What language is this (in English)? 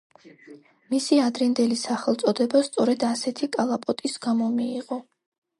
Georgian